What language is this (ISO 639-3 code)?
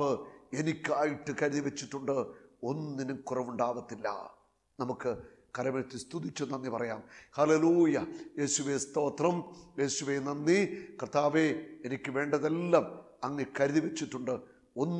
mal